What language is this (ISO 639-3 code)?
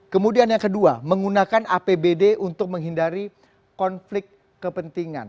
ind